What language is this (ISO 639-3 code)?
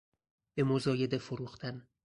fas